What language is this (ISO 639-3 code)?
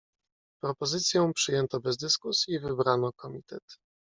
pol